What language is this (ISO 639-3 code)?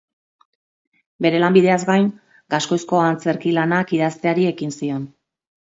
eus